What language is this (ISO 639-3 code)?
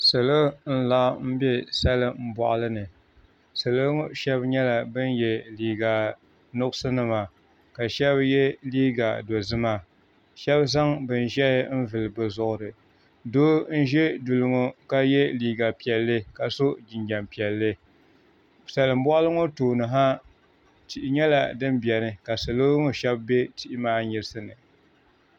dag